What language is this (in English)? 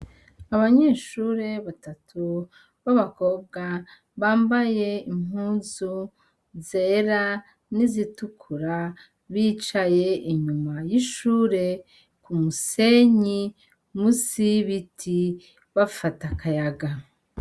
Rundi